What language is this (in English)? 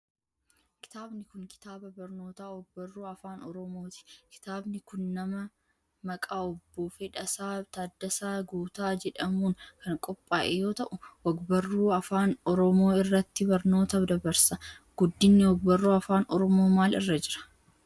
Oromo